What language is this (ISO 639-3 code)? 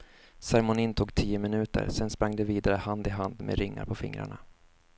swe